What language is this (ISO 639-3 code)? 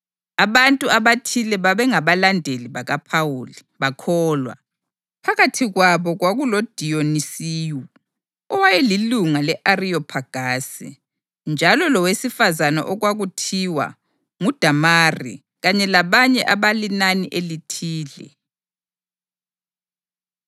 nde